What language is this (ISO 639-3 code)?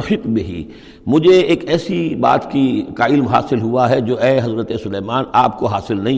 urd